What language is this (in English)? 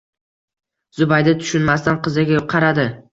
Uzbek